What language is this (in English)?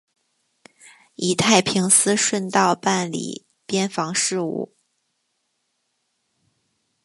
Chinese